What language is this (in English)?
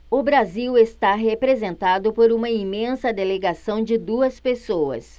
Portuguese